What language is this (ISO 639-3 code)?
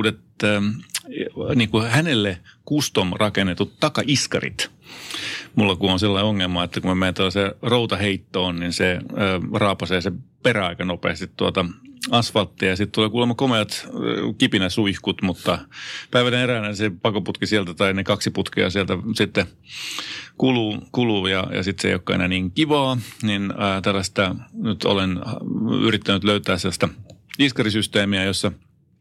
fin